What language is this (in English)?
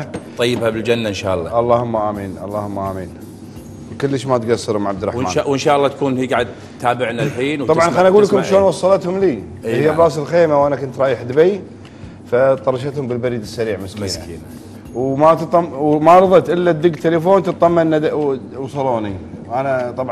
Arabic